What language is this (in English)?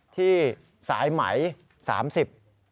Thai